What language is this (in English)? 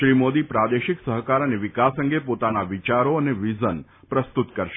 Gujarati